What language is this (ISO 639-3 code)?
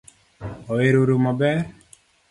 luo